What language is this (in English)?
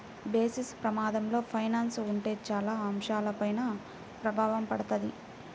Telugu